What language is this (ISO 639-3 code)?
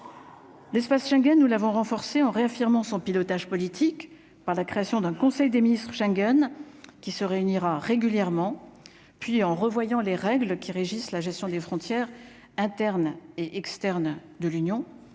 fra